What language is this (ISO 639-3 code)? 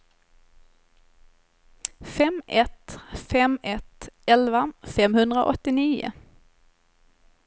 swe